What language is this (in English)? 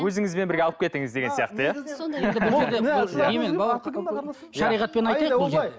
Kazakh